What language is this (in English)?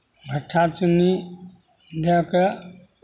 Maithili